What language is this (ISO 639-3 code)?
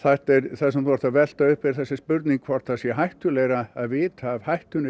isl